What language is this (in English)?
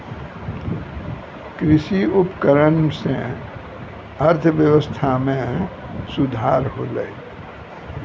Maithili